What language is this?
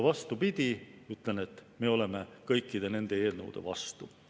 Estonian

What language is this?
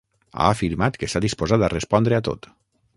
Catalan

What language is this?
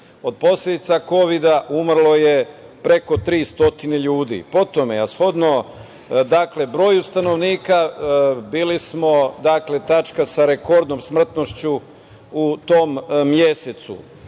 Serbian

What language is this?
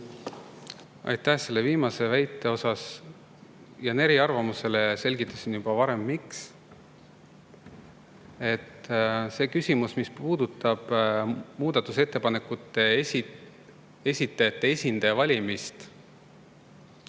Estonian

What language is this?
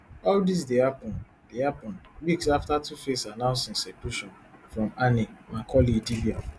Nigerian Pidgin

